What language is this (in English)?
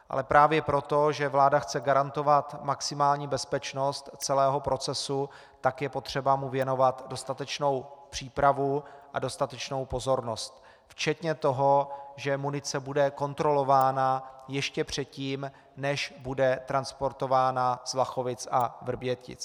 Czech